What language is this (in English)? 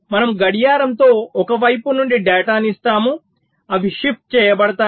Telugu